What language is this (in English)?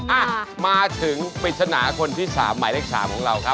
Thai